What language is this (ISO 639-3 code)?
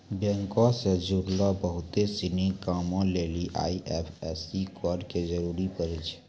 mai